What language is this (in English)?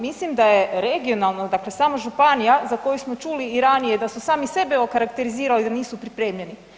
Croatian